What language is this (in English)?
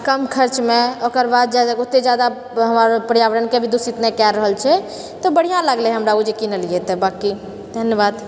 Maithili